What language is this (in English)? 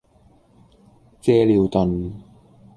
Cantonese